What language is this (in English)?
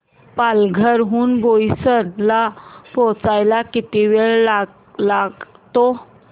Marathi